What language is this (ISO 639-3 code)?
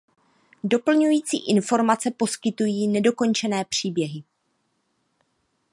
ces